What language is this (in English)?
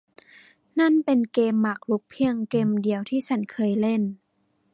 Thai